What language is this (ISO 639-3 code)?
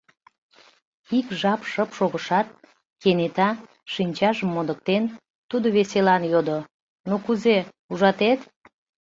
chm